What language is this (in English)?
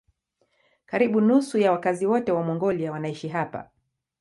Swahili